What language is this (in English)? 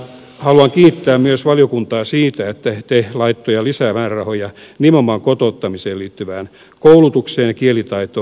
Finnish